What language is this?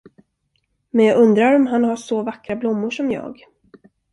Swedish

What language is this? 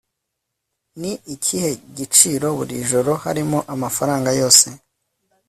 Kinyarwanda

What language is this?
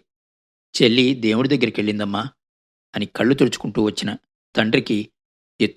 Telugu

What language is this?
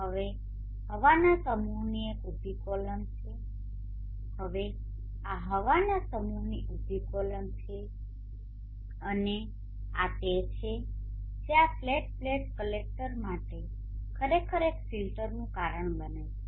Gujarati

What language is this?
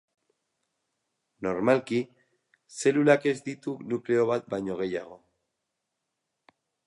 Basque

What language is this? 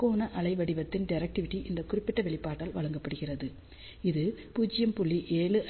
Tamil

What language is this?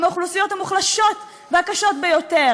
Hebrew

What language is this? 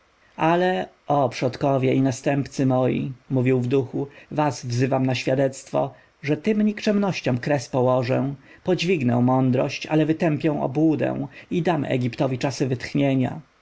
Polish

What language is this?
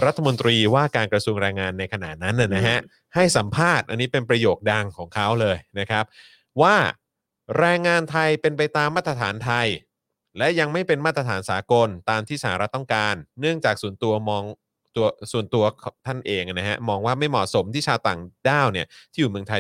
Thai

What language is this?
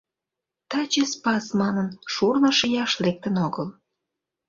Mari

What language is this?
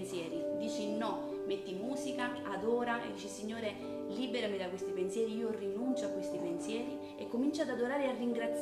Italian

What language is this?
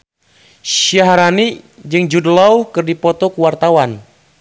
Sundanese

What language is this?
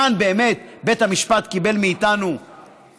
Hebrew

